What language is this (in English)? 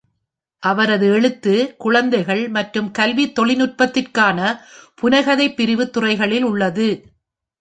Tamil